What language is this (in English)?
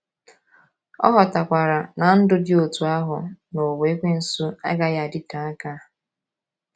Igbo